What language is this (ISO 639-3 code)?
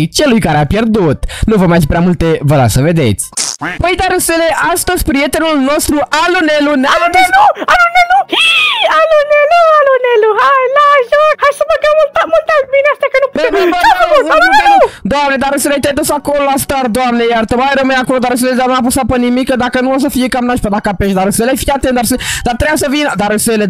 ron